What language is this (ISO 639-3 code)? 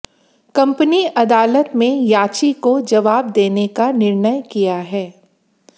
hin